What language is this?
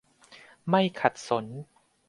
Thai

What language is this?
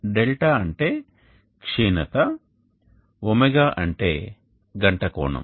Telugu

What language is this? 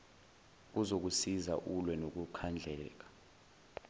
Zulu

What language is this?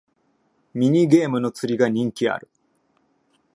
Japanese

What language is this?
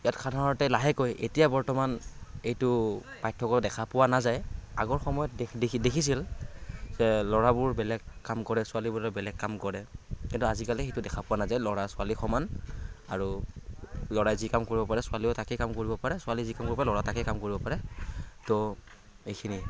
Assamese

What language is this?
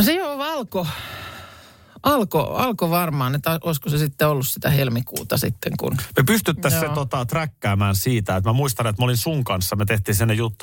Finnish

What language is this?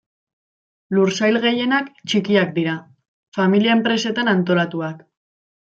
Basque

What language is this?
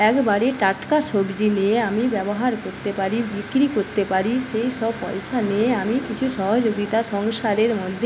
Bangla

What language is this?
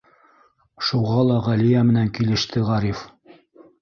Bashkir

